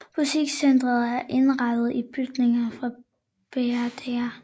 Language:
Danish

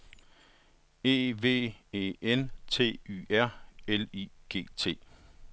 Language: Danish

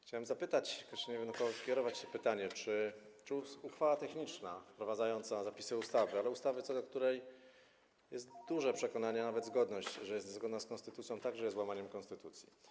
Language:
Polish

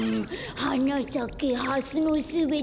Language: Japanese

